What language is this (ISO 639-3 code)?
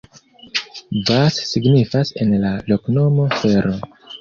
epo